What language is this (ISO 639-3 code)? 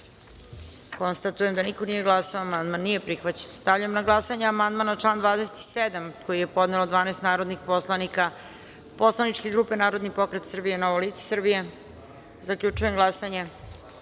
srp